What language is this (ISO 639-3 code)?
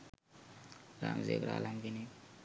sin